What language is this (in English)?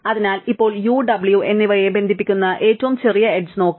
Malayalam